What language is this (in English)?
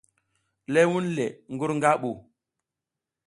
South Giziga